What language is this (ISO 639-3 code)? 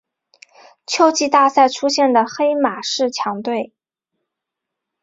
zho